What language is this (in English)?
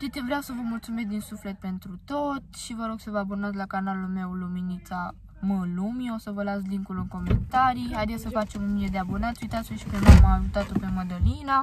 Romanian